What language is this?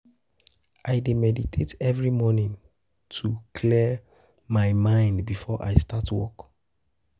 Nigerian Pidgin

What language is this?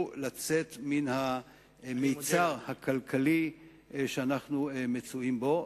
Hebrew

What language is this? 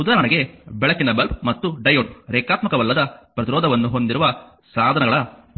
Kannada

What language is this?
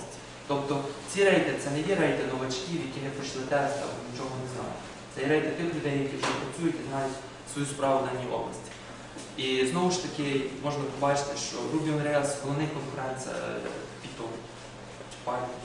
Ukrainian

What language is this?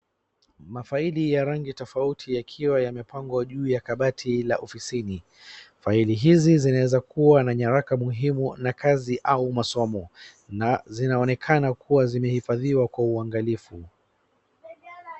Swahili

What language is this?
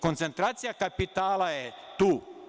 Serbian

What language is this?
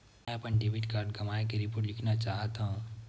Chhattisgarhi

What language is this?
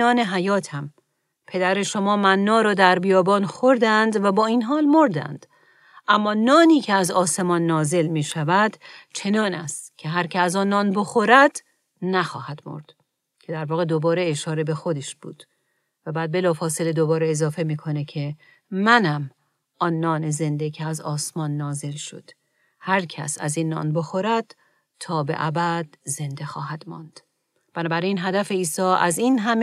Persian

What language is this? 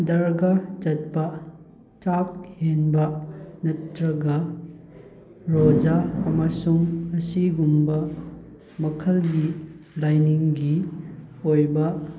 Manipuri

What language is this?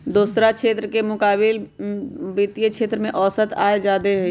Magahi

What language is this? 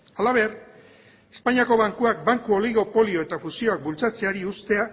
Basque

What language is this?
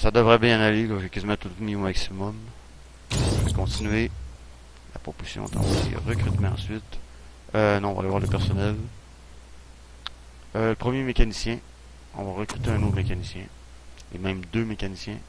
French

